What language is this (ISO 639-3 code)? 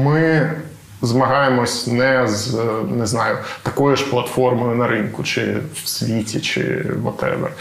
ukr